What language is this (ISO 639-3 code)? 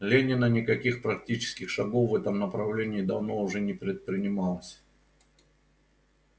rus